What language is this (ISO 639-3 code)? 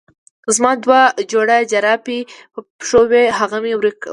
pus